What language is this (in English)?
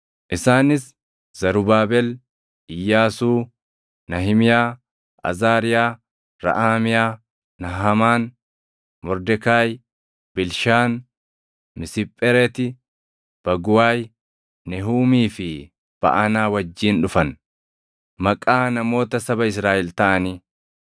Oromo